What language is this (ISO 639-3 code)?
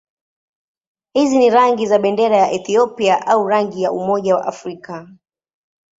swa